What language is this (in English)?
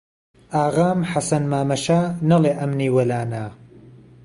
Central Kurdish